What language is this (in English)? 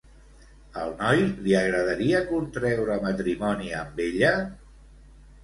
Catalan